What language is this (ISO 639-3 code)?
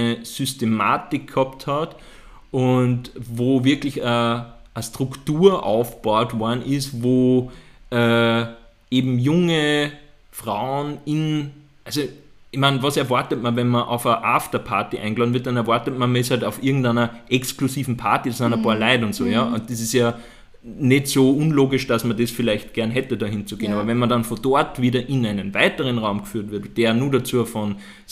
deu